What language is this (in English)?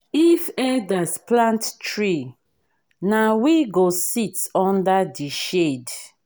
Nigerian Pidgin